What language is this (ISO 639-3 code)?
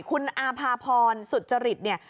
tha